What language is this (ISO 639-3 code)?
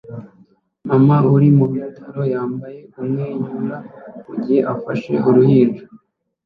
kin